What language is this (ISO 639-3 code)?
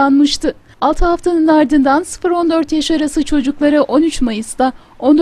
tur